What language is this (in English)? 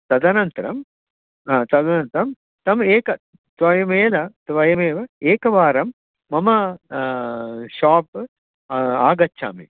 Sanskrit